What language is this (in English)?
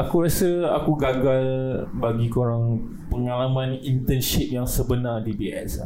Malay